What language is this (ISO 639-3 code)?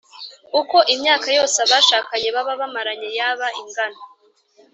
kin